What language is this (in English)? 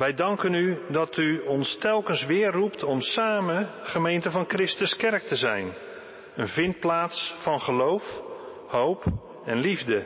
Dutch